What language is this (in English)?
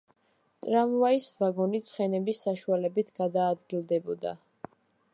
Georgian